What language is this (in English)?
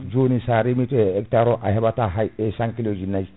Fula